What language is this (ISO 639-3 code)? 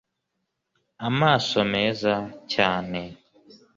kin